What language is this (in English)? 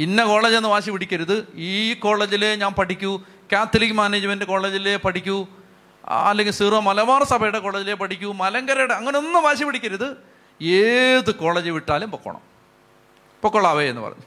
Malayalam